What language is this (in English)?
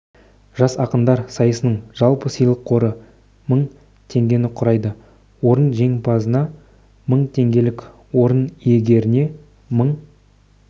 Kazakh